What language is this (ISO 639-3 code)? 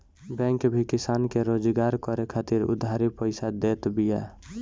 bho